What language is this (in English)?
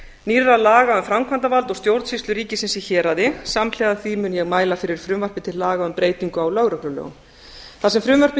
Icelandic